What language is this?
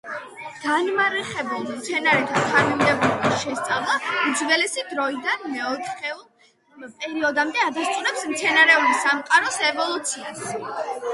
Georgian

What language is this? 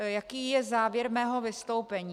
Czech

